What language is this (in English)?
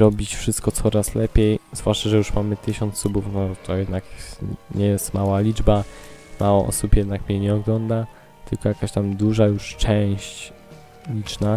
Polish